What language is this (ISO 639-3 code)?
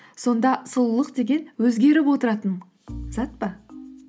kaz